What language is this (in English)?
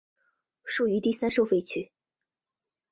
Chinese